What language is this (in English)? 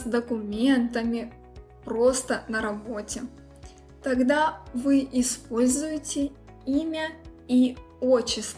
Russian